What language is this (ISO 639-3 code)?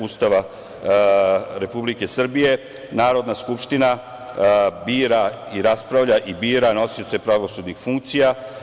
srp